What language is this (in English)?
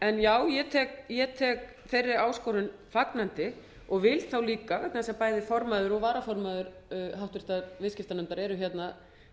Icelandic